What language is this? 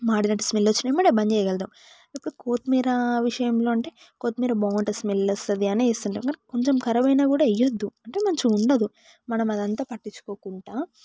Telugu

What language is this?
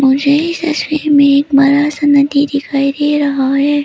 Hindi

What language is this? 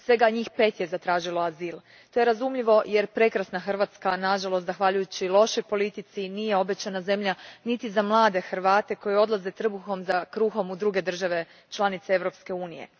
Croatian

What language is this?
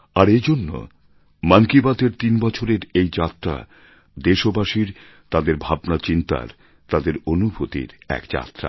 Bangla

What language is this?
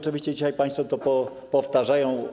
Polish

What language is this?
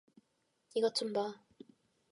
Korean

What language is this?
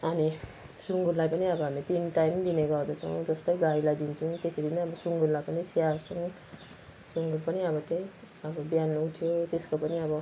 Nepali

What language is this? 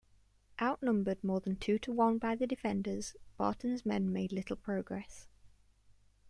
English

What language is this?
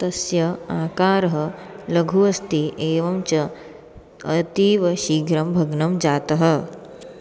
Sanskrit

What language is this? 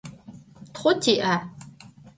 Adyghe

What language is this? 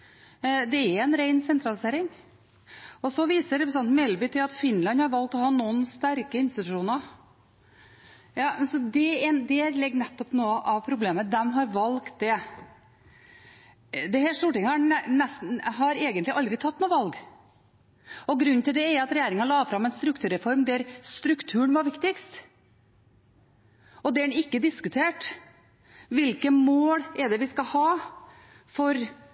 Norwegian Bokmål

